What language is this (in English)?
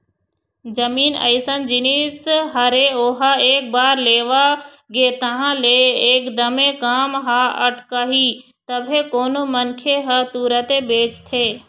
Chhattisgarhi